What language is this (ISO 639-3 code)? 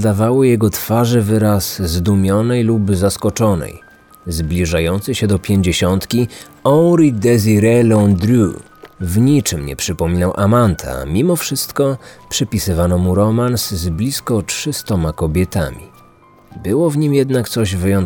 pol